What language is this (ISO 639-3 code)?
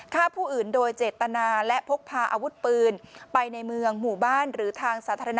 tha